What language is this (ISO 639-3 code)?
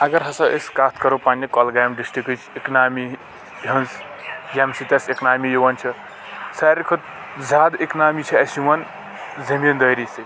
kas